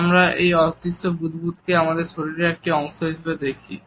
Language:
Bangla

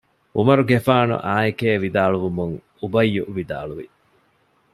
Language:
Divehi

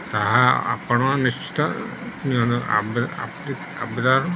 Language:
Odia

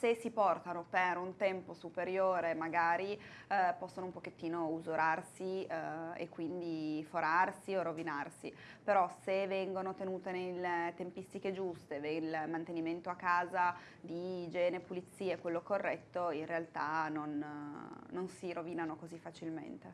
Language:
Italian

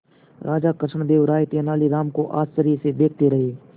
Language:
Hindi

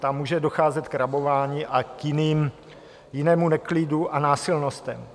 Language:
Czech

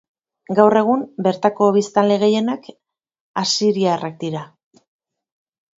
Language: Basque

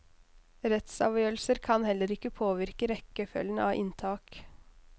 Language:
Norwegian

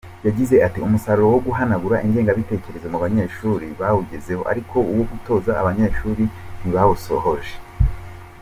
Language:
Kinyarwanda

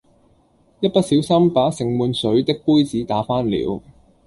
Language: Cantonese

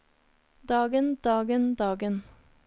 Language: Norwegian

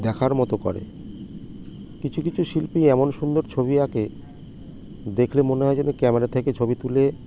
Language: Bangla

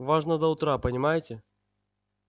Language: Russian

